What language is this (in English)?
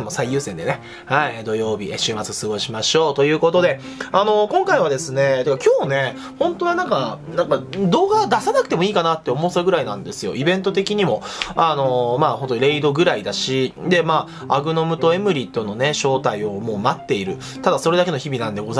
Japanese